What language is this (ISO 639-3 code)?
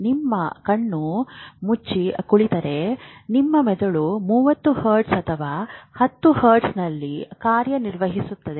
kan